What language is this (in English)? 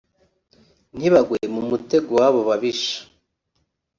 Kinyarwanda